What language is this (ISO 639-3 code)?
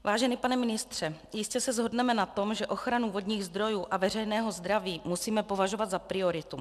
ces